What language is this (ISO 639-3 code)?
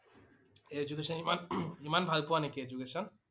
asm